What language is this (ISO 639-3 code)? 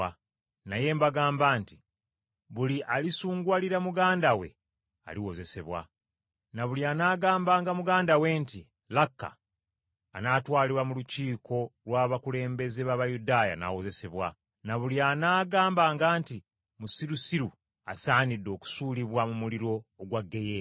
lug